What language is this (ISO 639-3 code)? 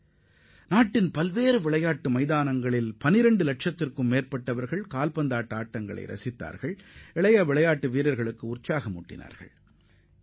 tam